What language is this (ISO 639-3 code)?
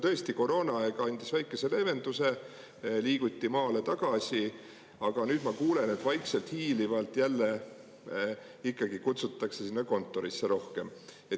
est